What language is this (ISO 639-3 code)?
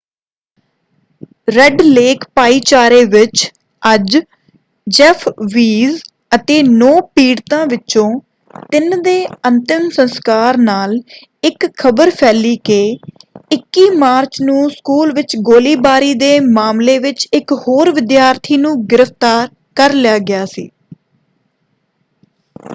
pan